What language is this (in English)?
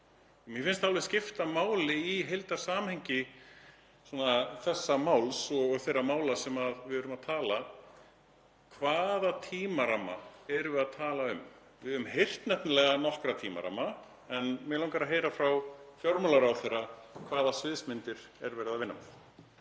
Icelandic